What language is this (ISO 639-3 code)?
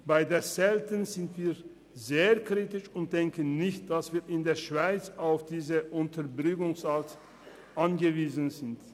gsw